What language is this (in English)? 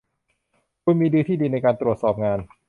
Thai